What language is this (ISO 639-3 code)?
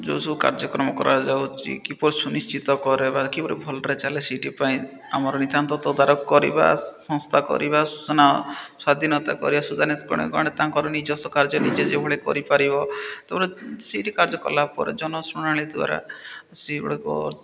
ori